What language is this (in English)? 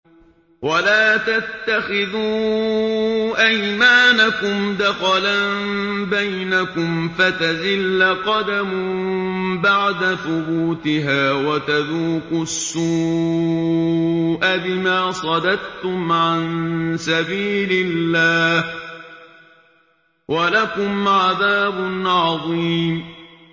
Arabic